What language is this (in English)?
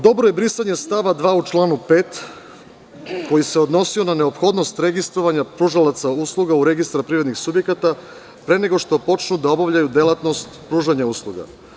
Serbian